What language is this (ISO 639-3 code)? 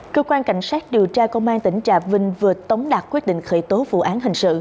vie